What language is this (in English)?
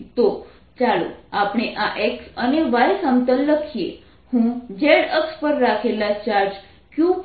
Gujarati